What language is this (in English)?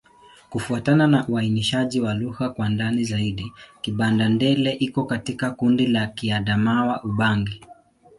Swahili